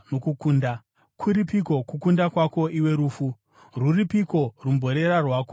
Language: Shona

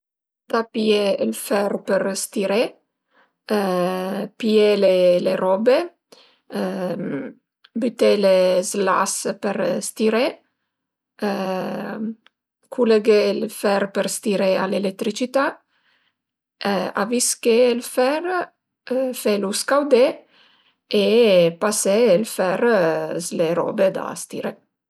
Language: Piedmontese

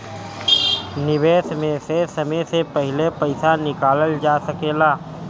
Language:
Bhojpuri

